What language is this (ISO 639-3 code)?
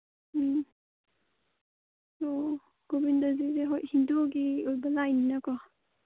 mni